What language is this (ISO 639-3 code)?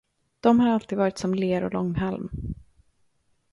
swe